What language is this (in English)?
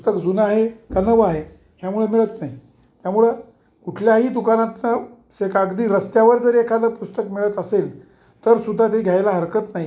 Marathi